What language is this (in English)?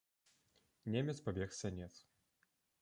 Belarusian